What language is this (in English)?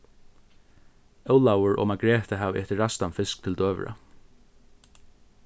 Faroese